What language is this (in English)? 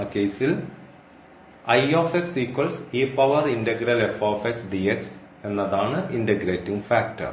Malayalam